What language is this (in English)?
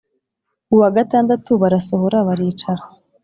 Kinyarwanda